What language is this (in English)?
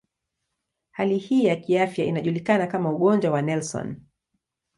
Swahili